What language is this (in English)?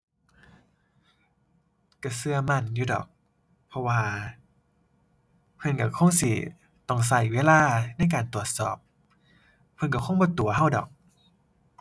Thai